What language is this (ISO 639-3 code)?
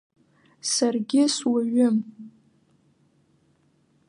abk